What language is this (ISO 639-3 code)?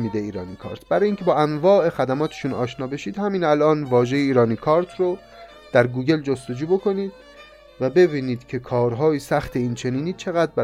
fas